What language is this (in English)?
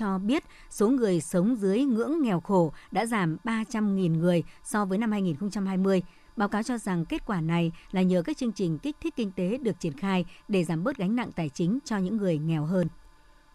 Vietnamese